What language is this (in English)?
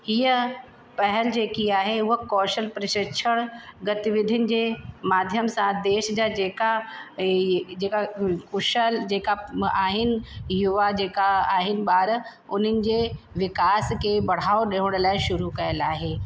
Sindhi